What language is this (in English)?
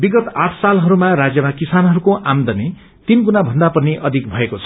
Nepali